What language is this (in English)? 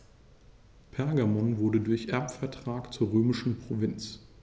German